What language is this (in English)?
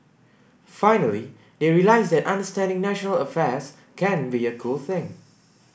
English